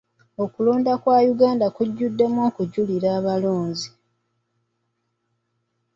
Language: Ganda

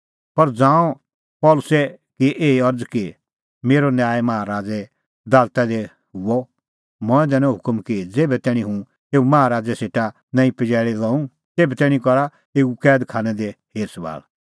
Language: Kullu Pahari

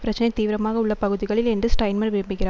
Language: Tamil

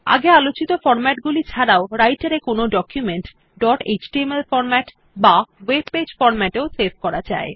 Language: Bangla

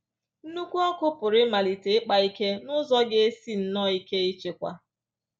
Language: Igbo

